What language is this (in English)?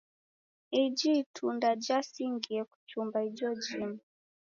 Taita